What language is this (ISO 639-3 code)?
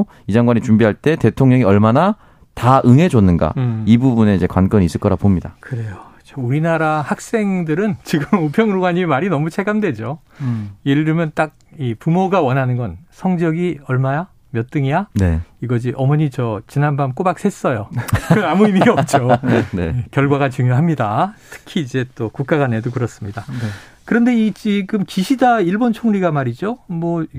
kor